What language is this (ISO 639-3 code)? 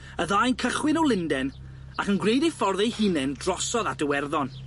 cym